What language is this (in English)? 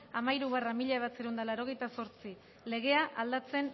Basque